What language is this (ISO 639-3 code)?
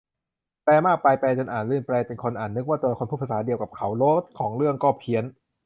tha